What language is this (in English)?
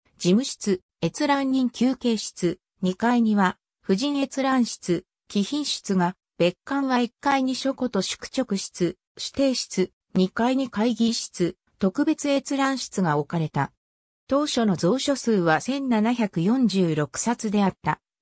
Japanese